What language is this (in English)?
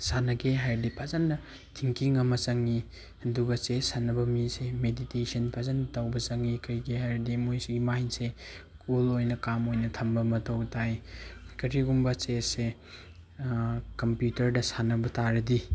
Manipuri